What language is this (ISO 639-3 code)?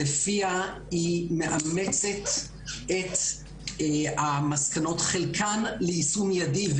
heb